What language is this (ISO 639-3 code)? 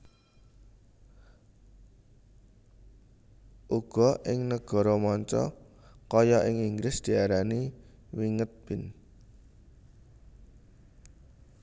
jav